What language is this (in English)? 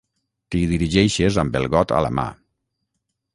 Catalan